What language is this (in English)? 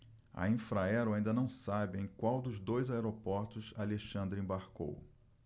Portuguese